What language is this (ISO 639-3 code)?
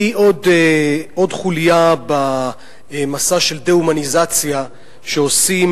heb